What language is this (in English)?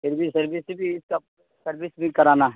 Urdu